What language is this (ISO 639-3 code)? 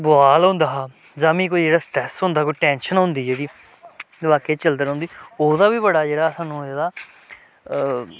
doi